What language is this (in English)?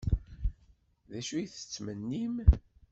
Kabyle